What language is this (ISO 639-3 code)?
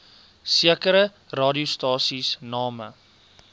afr